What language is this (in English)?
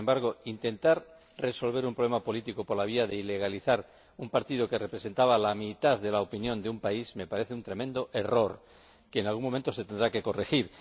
Spanish